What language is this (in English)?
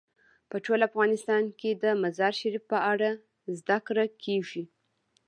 Pashto